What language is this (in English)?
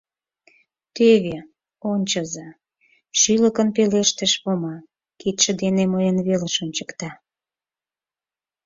Mari